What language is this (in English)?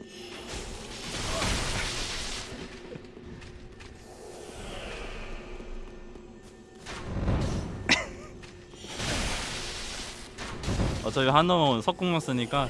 Korean